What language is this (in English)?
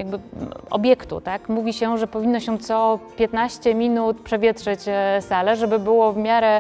Polish